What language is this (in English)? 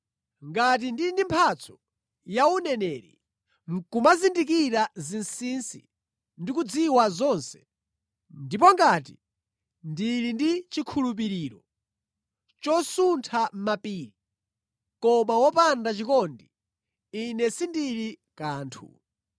Nyanja